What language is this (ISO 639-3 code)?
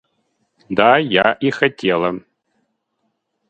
rus